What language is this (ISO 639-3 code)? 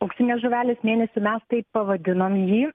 lit